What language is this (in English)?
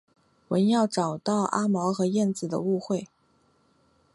Chinese